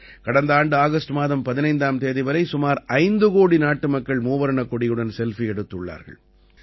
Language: Tamil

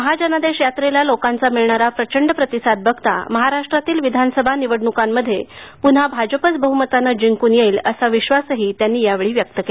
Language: Marathi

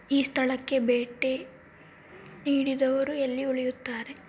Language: Kannada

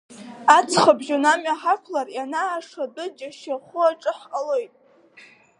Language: Abkhazian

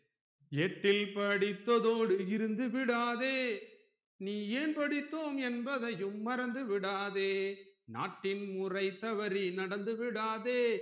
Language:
Tamil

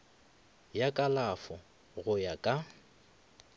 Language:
Northern Sotho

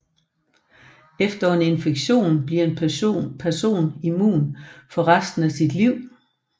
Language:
Danish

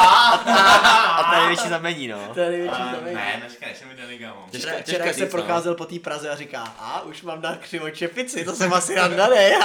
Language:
Czech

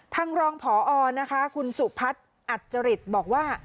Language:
Thai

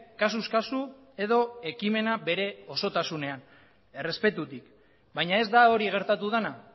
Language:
Basque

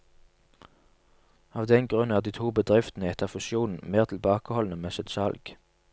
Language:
Norwegian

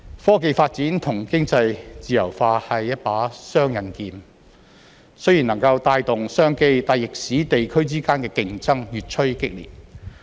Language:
Cantonese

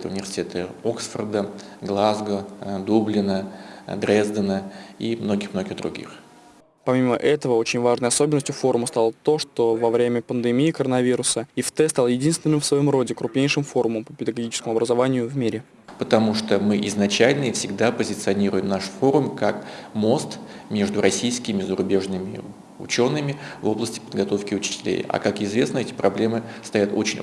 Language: Russian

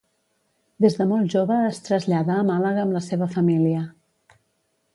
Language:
Catalan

